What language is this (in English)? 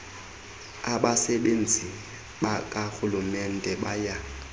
Xhosa